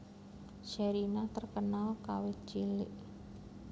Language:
Javanese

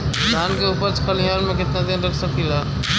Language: Bhojpuri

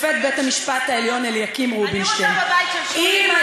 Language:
Hebrew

